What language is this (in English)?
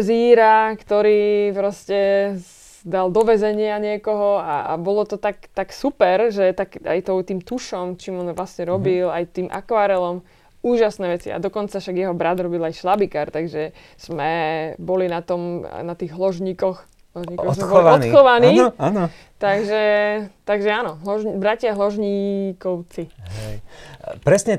Slovak